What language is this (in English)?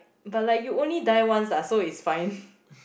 English